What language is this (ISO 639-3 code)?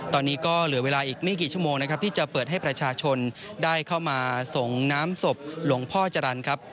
tha